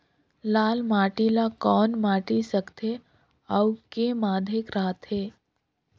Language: Chhattisgarhi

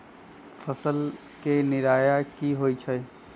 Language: Magahi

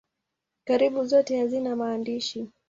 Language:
Swahili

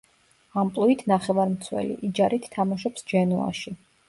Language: Georgian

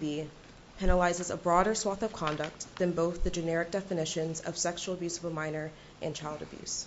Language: English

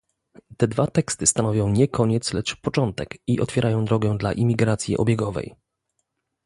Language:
Polish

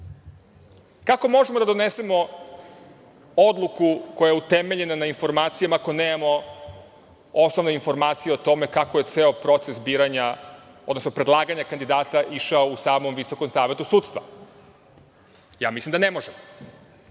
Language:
Serbian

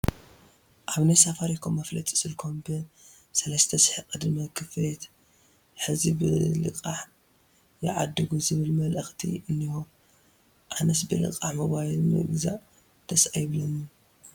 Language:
Tigrinya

